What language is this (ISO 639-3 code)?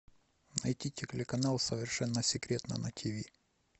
rus